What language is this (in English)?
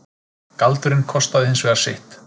Icelandic